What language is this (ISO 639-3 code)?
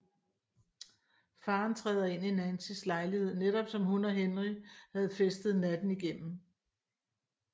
dan